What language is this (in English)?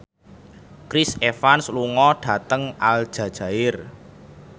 Javanese